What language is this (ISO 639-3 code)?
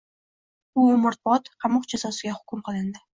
uzb